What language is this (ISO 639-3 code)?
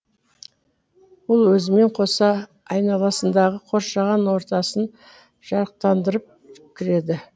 kaz